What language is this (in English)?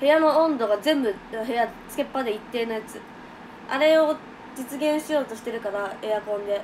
Japanese